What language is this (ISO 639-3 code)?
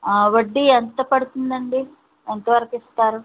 tel